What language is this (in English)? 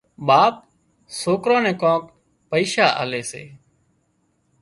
Wadiyara Koli